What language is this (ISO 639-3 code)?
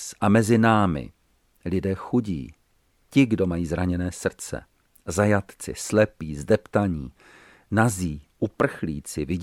ces